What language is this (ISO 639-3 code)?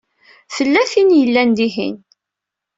kab